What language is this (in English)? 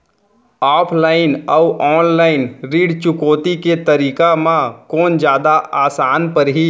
Chhattisgarhi